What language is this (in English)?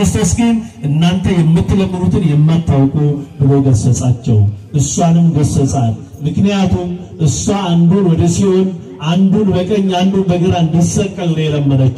Turkish